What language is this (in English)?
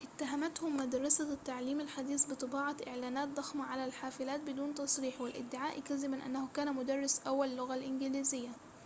Arabic